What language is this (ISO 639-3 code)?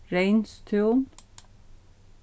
fao